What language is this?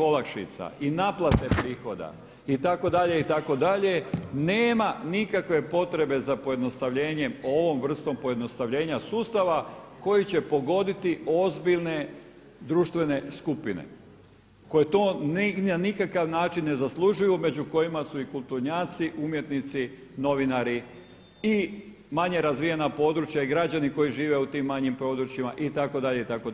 Croatian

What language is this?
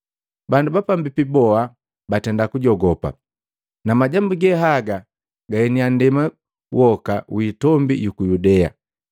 Matengo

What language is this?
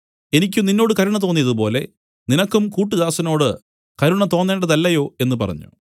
Malayalam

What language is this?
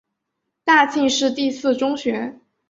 Chinese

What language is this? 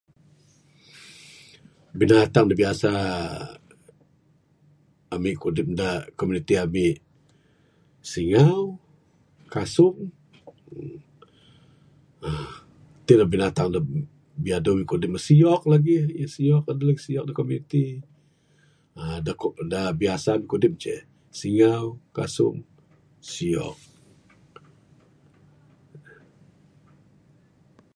Bukar-Sadung Bidayuh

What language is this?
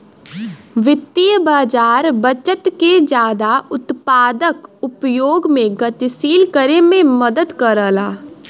Bhojpuri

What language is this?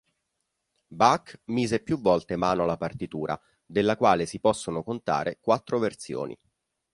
Italian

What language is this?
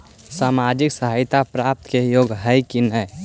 Magahi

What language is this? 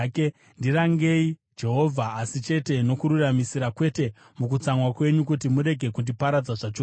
Shona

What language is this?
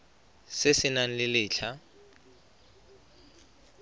Tswana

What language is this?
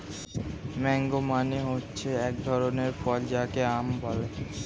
Bangla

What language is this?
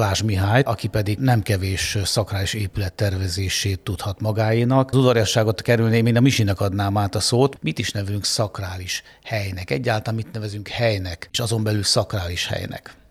Hungarian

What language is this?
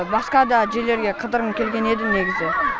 Kazakh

